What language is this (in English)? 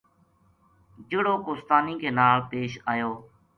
Gujari